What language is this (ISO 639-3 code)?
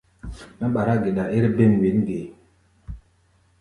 gba